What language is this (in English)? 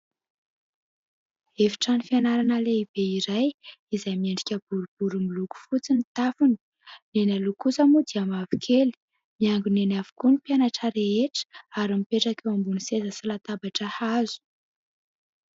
Malagasy